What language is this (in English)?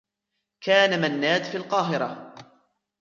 Arabic